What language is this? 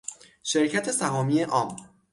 Persian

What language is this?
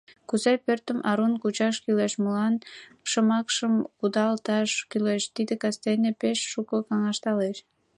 Mari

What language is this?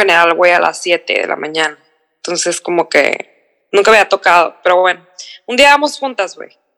Spanish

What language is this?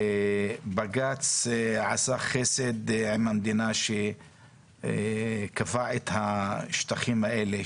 Hebrew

